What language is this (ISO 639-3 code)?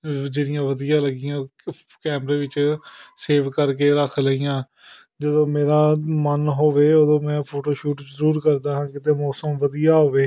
pan